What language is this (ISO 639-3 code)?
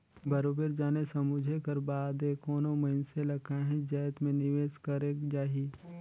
hne